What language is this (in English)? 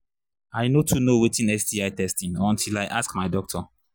Nigerian Pidgin